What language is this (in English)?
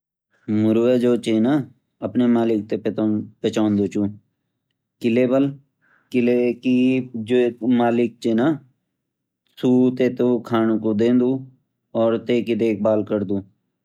Garhwali